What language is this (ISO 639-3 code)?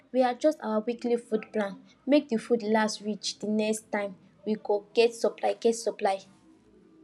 pcm